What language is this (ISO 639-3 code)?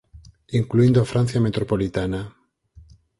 glg